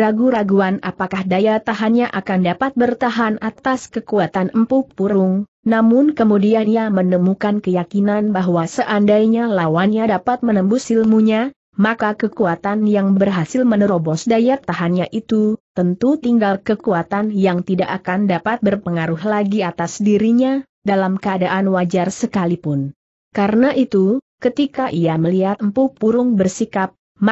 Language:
Indonesian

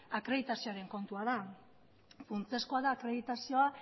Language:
Basque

